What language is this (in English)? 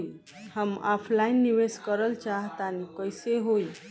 Bhojpuri